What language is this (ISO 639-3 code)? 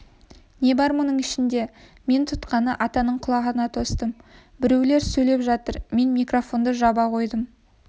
kaz